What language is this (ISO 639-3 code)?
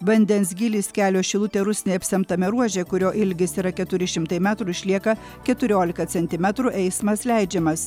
lit